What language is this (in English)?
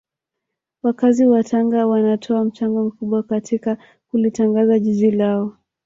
Swahili